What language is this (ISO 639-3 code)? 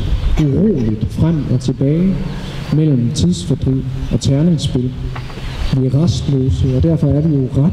dan